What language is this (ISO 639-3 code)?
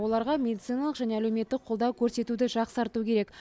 kaz